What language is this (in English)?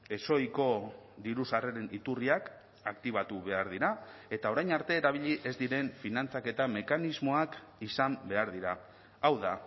Basque